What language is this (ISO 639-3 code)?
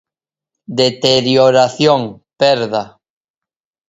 glg